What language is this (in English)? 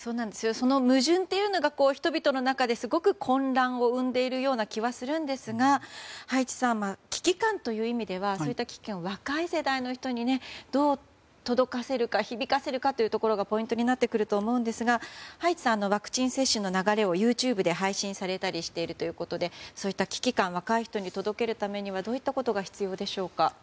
Japanese